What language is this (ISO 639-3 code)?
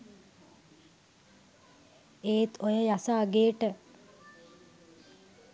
sin